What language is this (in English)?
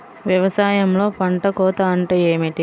Telugu